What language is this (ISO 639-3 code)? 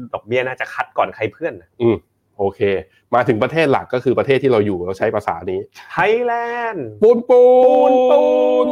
tha